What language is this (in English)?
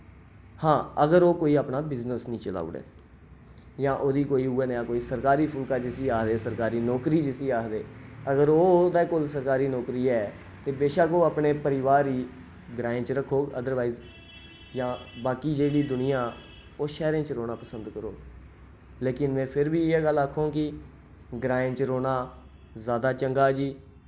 Dogri